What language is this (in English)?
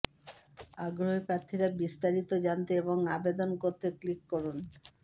Bangla